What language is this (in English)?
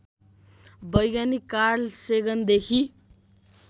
Nepali